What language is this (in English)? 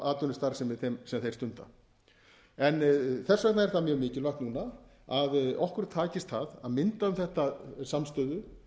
Icelandic